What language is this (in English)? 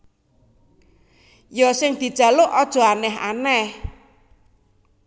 Javanese